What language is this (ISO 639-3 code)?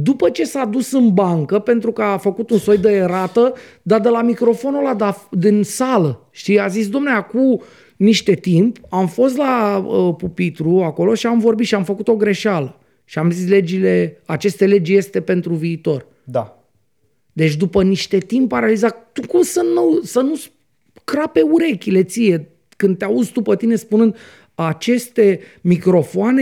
ron